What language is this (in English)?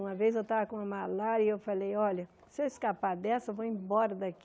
Portuguese